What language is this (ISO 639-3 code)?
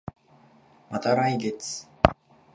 jpn